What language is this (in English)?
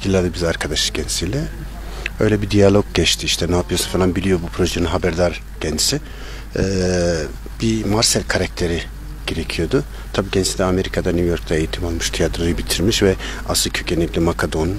Turkish